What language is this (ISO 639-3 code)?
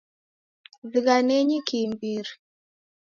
dav